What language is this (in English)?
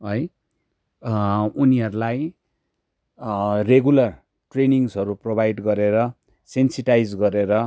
Nepali